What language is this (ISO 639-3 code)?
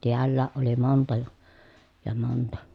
fin